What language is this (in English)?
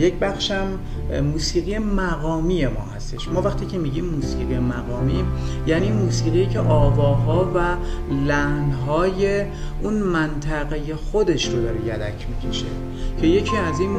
Persian